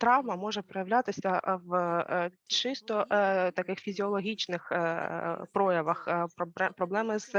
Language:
Ukrainian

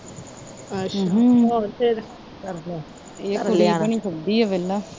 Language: Punjabi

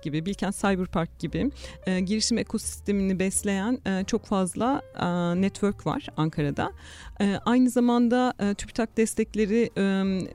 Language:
Turkish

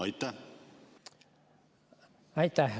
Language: Estonian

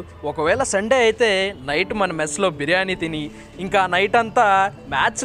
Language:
Telugu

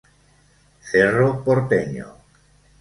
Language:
Spanish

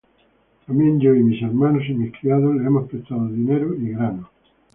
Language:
Spanish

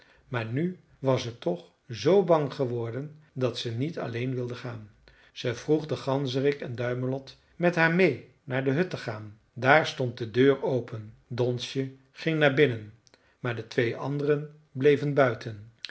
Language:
Dutch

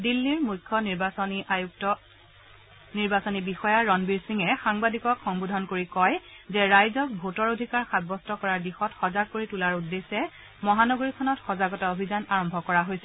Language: Assamese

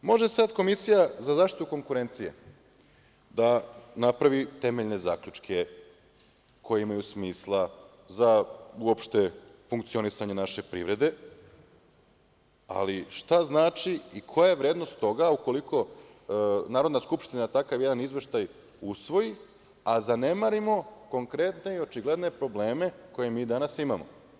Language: Serbian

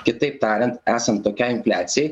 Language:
Lithuanian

